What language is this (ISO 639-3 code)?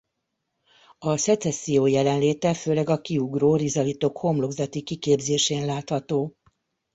hun